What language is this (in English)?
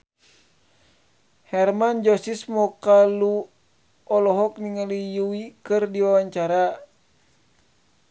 Sundanese